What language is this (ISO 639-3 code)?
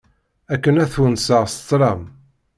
kab